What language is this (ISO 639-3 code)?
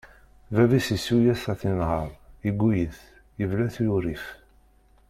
kab